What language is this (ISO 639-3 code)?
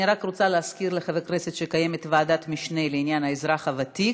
heb